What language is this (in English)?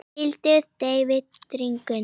Icelandic